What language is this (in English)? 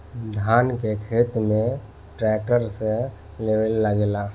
Bhojpuri